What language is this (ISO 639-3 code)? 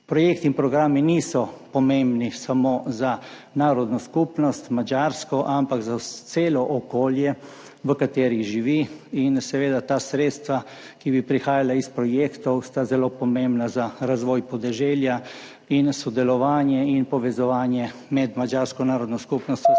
slv